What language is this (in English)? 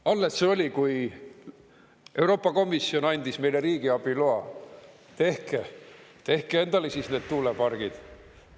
Estonian